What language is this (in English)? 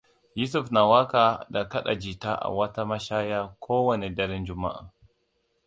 Hausa